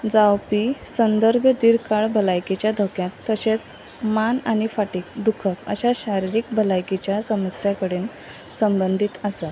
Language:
Konkani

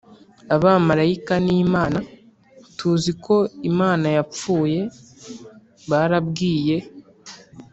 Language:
Kinyarwanda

